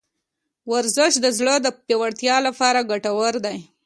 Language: Pashto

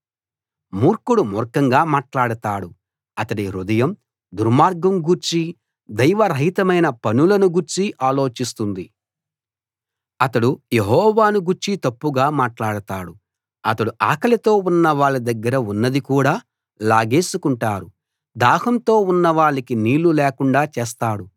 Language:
Telugu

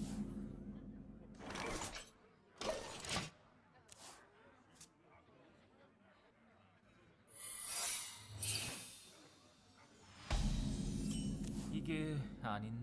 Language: Korean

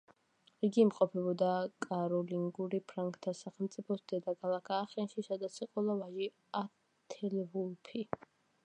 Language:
Georgian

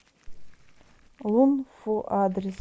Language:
Russian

